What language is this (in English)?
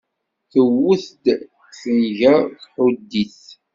Kabyle